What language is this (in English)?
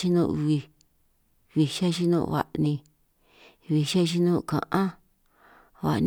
San Martín Itunyoso Triqui